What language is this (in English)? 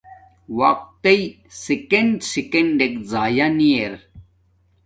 Domaaki